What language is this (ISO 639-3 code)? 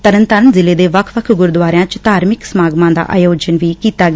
pan